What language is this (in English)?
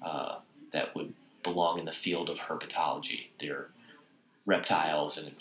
English